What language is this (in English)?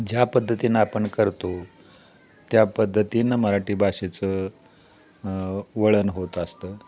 Marathi